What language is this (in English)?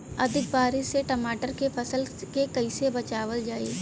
Bhojpuri